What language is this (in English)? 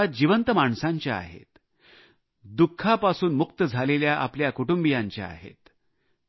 Marathi